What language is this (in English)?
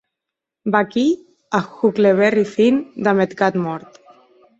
Occitan